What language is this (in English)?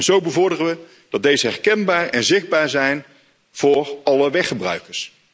Dutch